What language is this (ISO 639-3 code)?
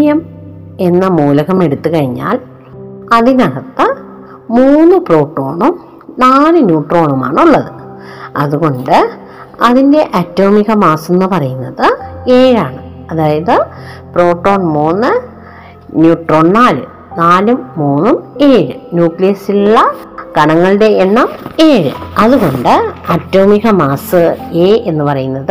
mal